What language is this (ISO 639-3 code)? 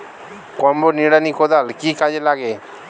ben